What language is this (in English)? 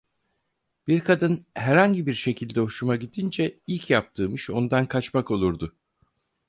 Turkish